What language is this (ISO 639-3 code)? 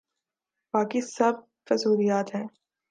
urd